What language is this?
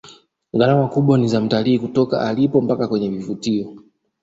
Swahili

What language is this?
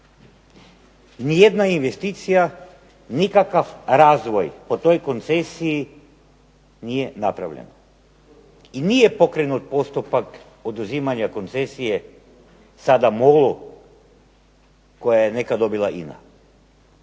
Croatian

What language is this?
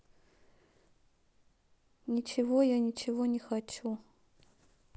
Russian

